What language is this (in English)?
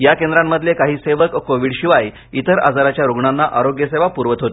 Marathi